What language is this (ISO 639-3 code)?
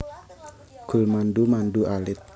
jav